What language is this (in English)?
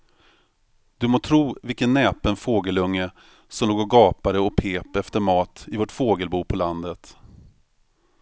Swedish